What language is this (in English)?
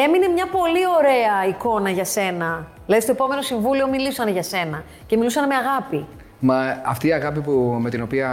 Greek